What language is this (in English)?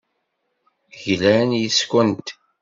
Kabyle